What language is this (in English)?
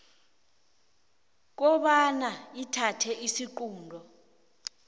South Ndebele